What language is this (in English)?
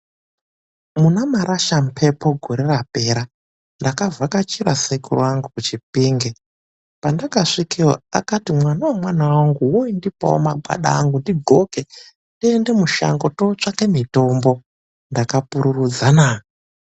Ndau